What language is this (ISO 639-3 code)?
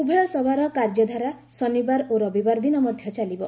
ori